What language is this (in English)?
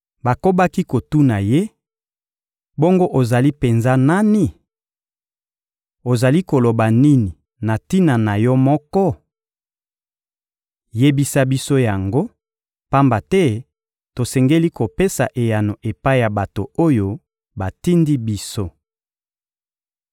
Lingala